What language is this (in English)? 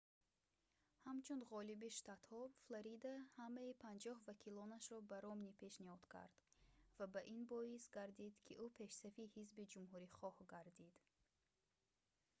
Tajik